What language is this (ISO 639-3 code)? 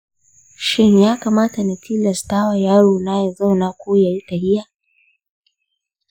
hau